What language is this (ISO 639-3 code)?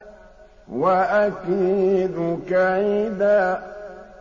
ara